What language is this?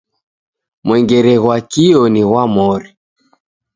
Taita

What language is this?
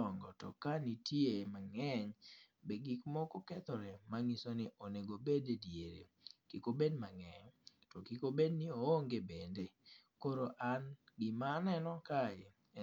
Luo (Kenya and Tanzania)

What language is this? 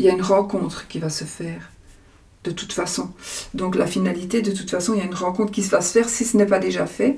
French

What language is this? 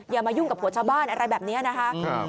Thai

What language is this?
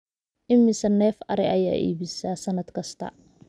Somali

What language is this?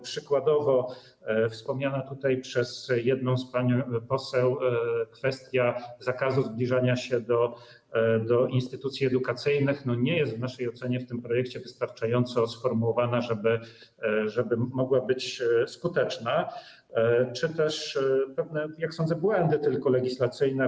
Polish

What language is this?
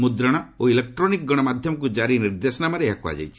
Odia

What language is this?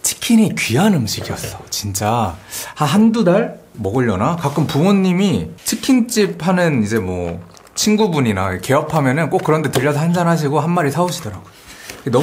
Korean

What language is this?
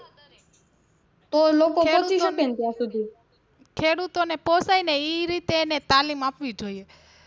Gujarati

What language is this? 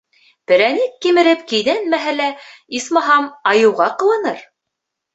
Bashkir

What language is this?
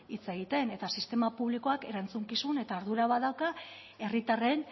Basque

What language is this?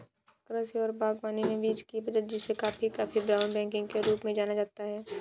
Hindi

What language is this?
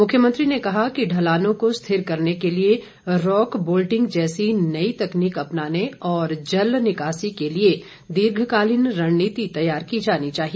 Hindi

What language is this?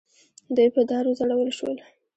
Pashto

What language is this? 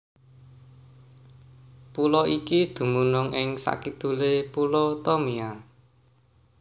Javanese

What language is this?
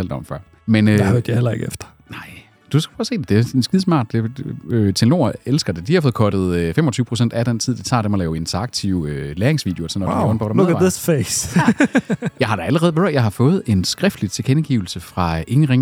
Danish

